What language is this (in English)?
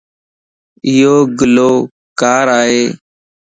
Lasi